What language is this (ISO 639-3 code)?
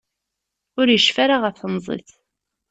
kab